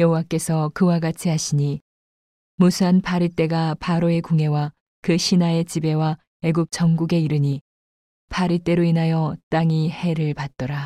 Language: Korean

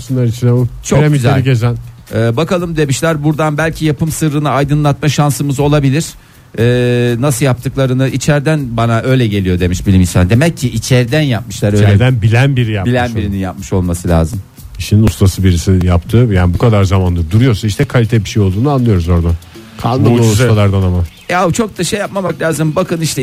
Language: Turkish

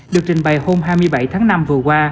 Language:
Vietnamese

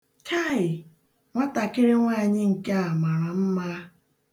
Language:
Igbo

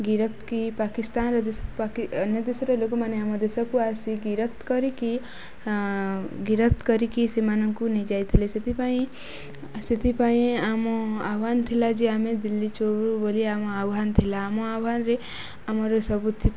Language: Odia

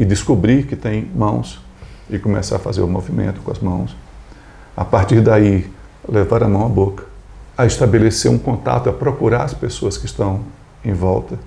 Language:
Portuguese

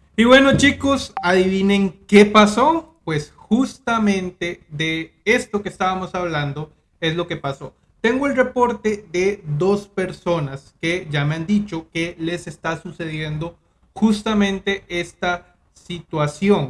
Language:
Spanish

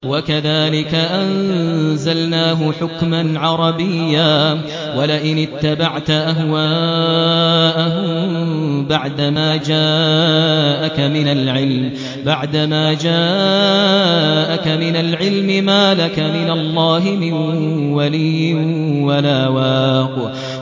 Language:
Arabic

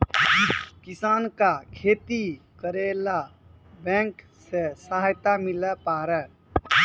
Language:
Maithili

